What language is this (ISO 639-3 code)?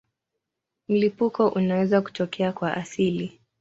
swa